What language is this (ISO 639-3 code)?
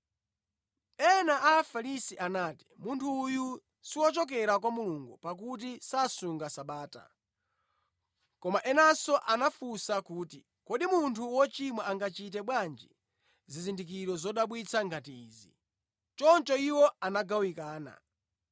nya